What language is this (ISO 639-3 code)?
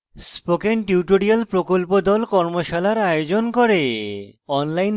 ben